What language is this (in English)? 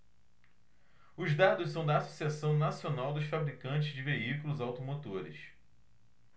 Portuguese